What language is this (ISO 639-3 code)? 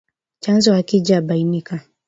swa